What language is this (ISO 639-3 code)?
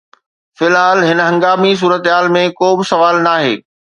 snd